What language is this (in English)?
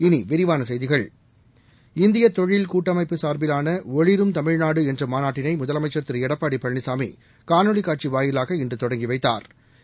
Tamil